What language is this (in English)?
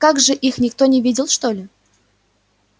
Russian